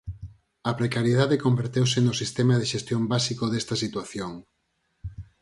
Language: Galician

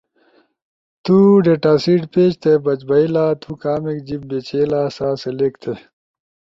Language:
Ushojo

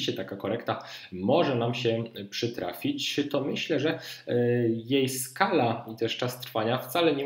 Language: Polish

